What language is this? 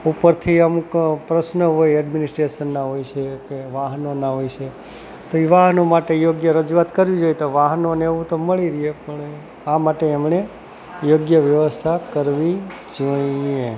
Gujarati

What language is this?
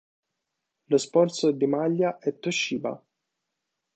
Italian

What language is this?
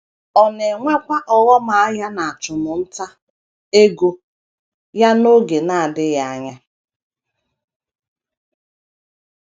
Igbo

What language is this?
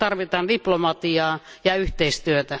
Finnish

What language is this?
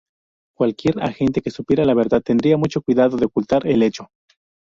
Spanish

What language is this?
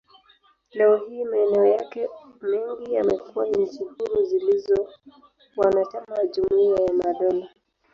Swahili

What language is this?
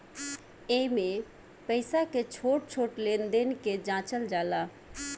Bhojpuri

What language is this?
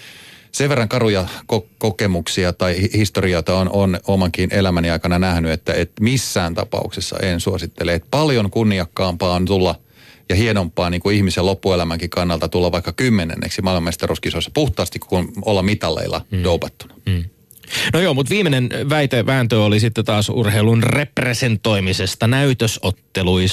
Finnish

